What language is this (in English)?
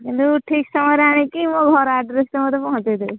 Odia